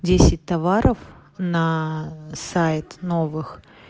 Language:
Russian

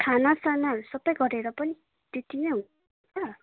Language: Nepali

